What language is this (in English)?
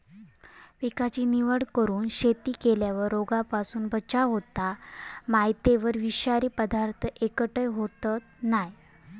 Marathi